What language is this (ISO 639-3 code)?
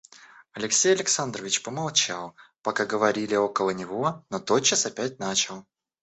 rus